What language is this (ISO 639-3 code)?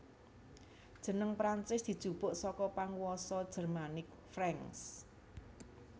jav